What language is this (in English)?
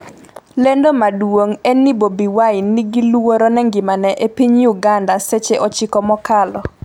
Luo (Kenya and Tanzania)